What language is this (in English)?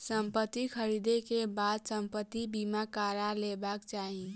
Maithili